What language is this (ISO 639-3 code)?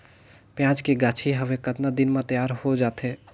hne